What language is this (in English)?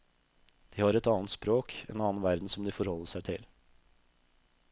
Norwegian